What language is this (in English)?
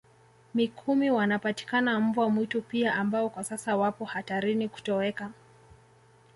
Swahili